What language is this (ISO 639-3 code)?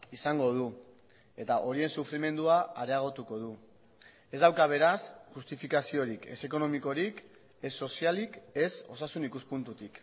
eus